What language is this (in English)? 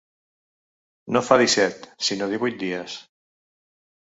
Catalan